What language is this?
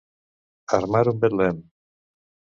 Catalan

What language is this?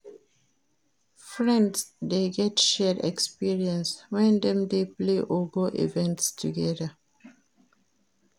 Nigerian Pidgin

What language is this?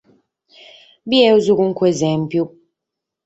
Sardinian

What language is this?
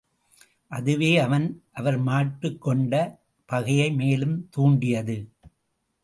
Tamil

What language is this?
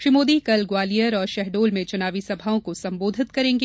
Hindi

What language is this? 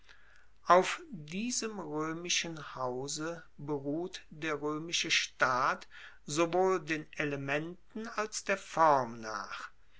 German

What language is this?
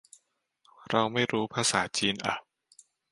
Thai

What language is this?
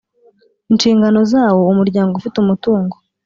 Kinyarwanda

